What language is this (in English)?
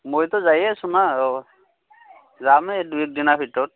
Assamese